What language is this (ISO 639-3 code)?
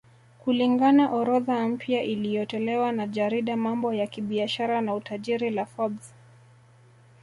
swa